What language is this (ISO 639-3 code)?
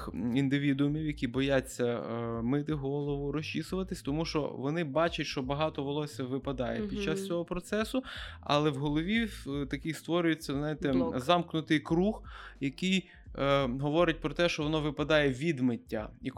ukr